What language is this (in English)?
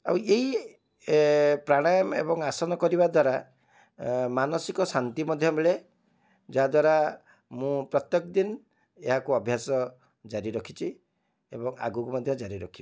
Odia